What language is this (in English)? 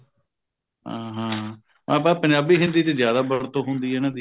Punjabi